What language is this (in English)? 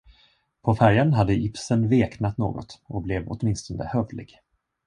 Swedish